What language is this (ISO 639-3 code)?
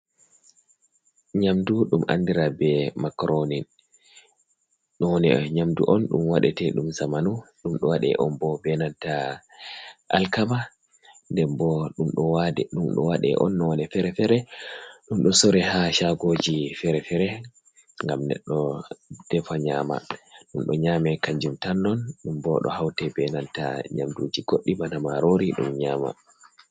ful